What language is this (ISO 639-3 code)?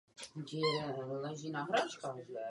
ces